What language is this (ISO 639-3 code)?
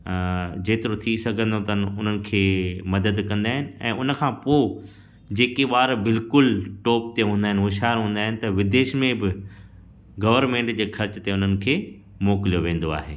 snd